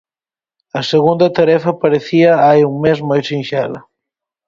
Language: Galician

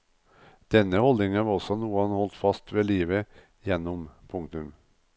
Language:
Norwegian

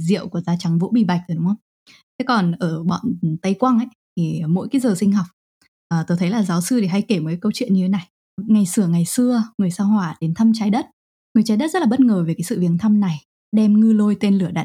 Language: Vietnamese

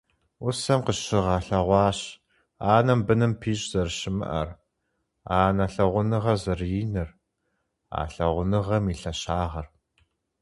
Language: Kabardian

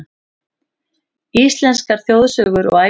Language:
Icelandic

